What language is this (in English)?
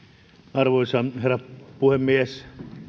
Finnish